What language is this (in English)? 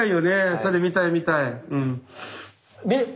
Japanese